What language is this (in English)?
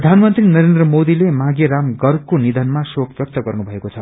Nepali